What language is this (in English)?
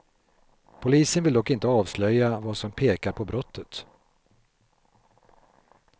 Swedish